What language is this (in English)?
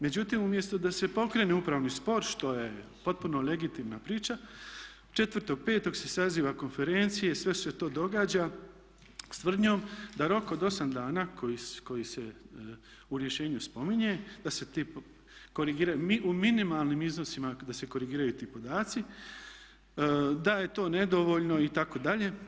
Croatian